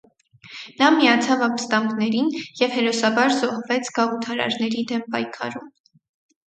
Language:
Armenian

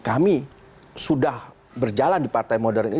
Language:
Indonesian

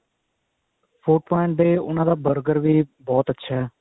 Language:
Punjabi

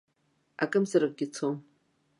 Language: Abkhazian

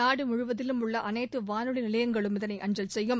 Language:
Tamil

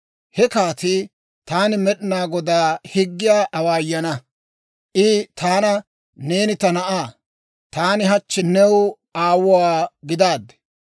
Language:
Dawro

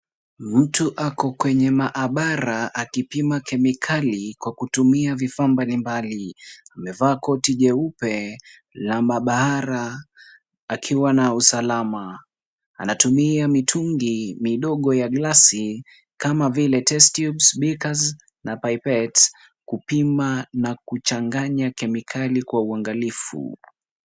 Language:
Swahili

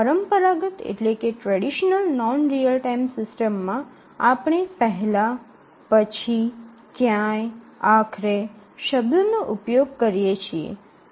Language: Gujarati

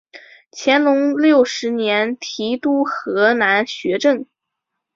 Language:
Chinese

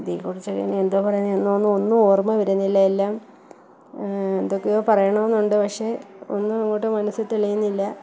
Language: Malayalam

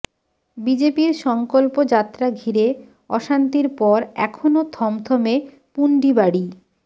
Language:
Bangla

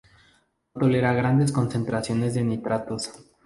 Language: Spanish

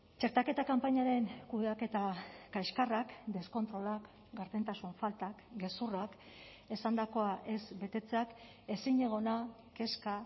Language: Basque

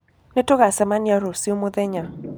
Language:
Kikuyu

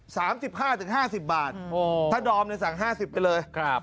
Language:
Thai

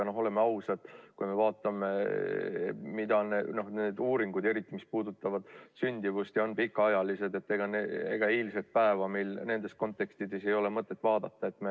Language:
Estonian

